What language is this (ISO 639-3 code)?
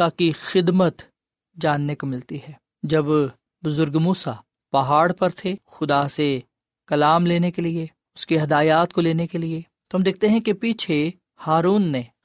urd